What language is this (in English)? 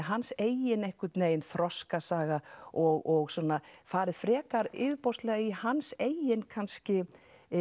Icelandic